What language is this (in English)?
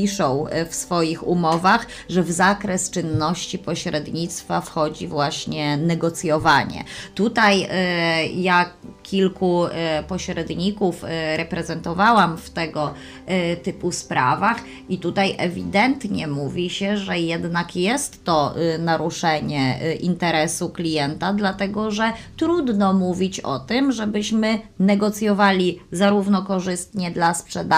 Polish